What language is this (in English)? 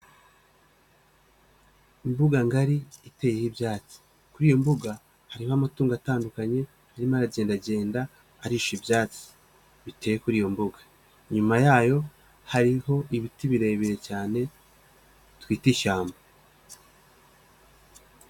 Kinyarwanda